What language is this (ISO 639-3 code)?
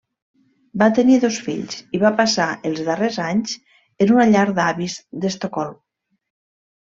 cat